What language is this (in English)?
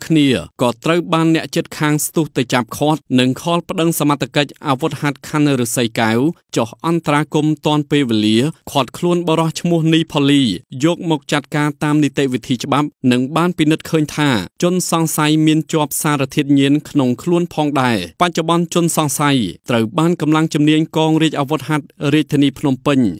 Thai